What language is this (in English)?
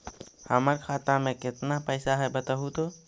Magahi